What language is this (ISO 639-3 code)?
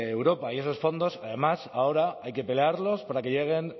spa